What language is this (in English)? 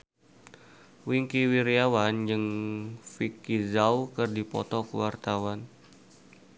Sundanese